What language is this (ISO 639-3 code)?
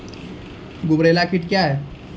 mai